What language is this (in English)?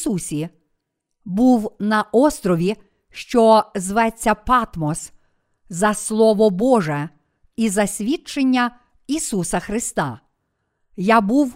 Ukrainian